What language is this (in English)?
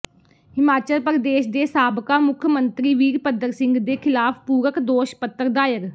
Punjabi